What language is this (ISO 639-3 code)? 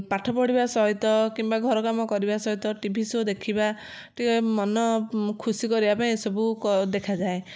ori